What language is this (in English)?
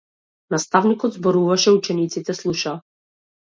Macedonian